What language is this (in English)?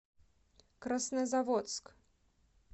Russian